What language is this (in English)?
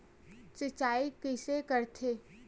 Chhattisgarhi